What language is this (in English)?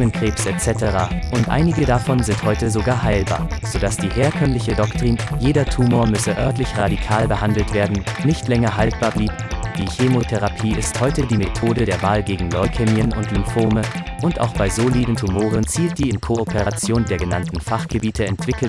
German